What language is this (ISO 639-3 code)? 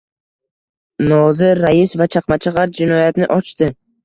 uzb